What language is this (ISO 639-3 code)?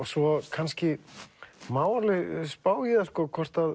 isl